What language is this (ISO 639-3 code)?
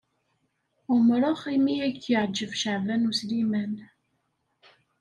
kab